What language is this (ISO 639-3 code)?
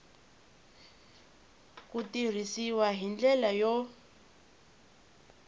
tso